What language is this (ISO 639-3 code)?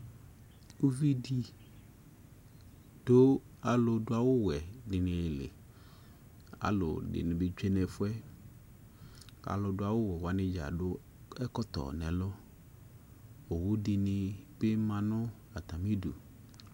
kpo